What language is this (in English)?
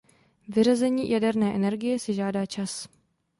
Czech